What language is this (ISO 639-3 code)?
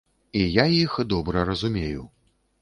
bel